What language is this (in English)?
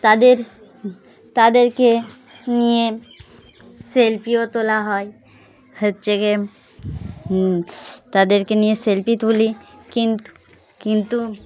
Bangla